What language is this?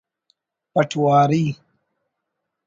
Brahui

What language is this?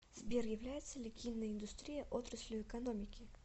Russian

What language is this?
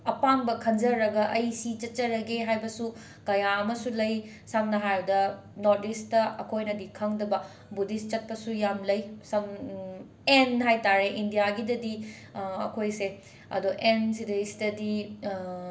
Manipuri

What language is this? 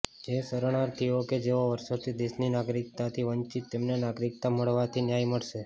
Gujarati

